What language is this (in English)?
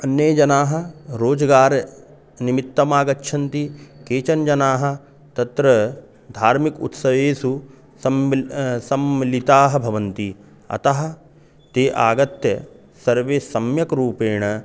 Sanskrit